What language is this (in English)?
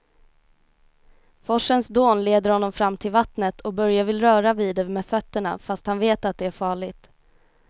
Swedish